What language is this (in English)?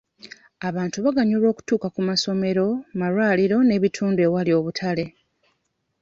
Ganda